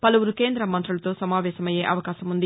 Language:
Telugu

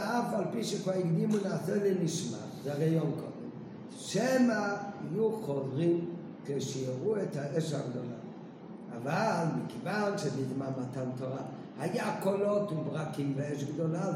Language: Hebrew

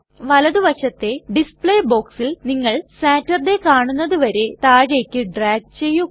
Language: Malayalam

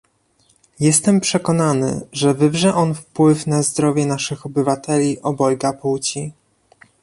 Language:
Polish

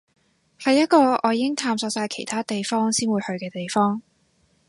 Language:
Cantonese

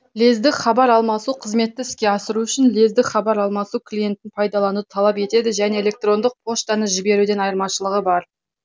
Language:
Kazakh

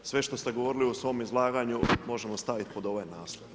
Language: Croatian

